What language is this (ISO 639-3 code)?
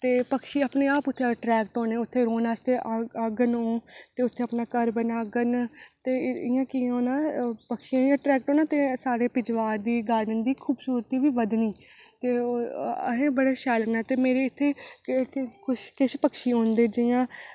doi